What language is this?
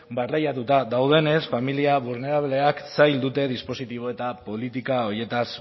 Basque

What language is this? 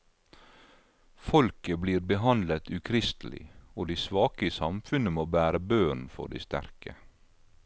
Norwegian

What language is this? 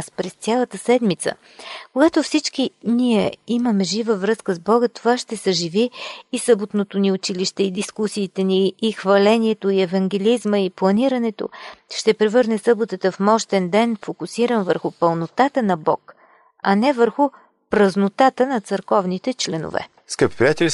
Bulgarian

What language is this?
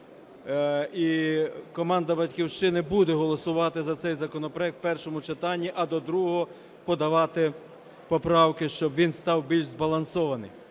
Ukrainian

